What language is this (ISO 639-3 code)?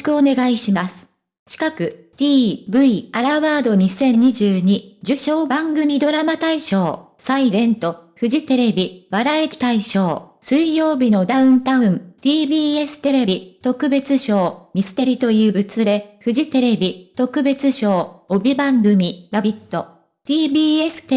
jpn